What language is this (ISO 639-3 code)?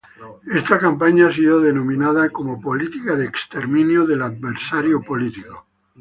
spa